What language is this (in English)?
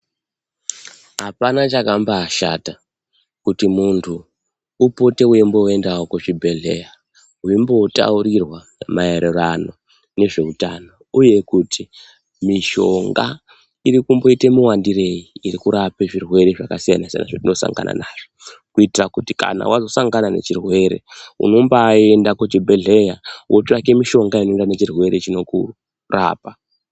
Ndau